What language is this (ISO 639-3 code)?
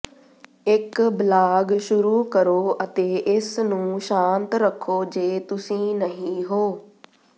pan